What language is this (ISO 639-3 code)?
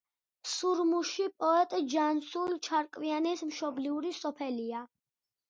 kat